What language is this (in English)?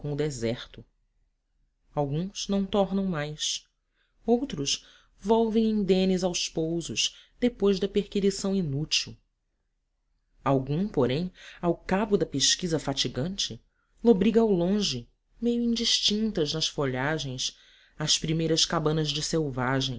Portuguese